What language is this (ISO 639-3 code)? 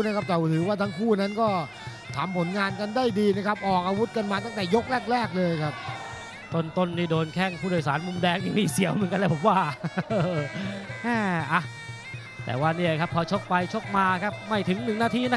tha